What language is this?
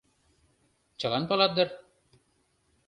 Mari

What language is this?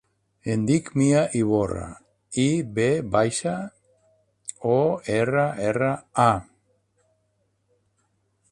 Catalan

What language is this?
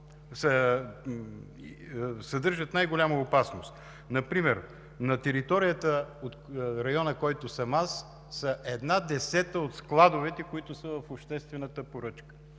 Bulgarian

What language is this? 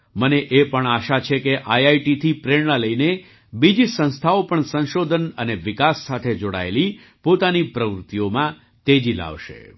Gujarati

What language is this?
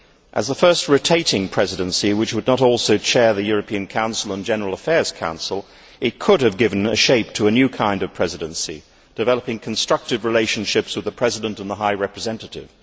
English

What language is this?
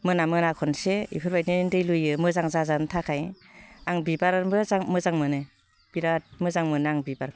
Bodo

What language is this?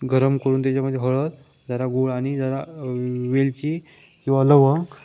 Marathi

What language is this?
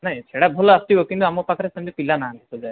Odia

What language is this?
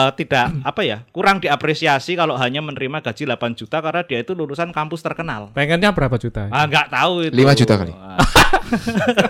Indonesian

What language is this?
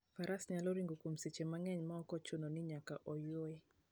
Luo (Kenya and Tanzania)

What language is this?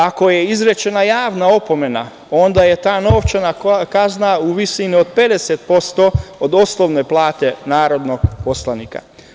Serbian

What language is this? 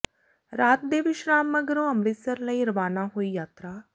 Punjabi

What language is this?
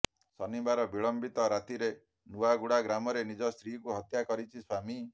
Odia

